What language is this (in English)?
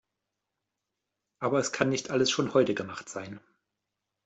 German